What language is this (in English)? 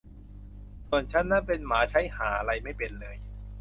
Thai